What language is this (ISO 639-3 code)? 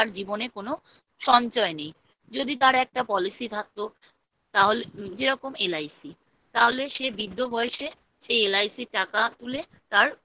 ben